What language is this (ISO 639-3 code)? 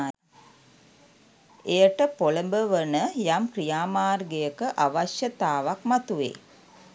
sin